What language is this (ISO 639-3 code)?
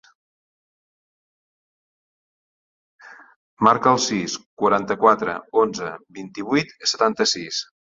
cat